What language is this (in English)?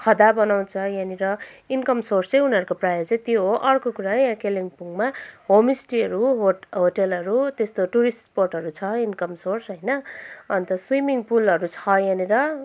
Nepali